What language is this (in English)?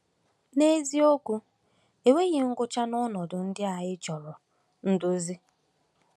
Igbo